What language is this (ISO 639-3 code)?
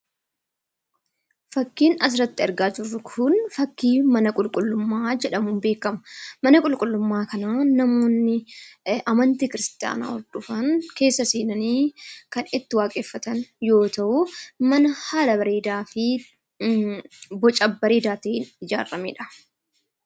orm